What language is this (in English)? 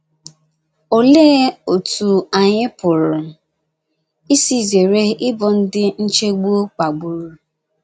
Igbo